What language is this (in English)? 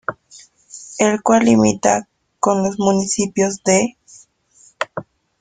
Spanish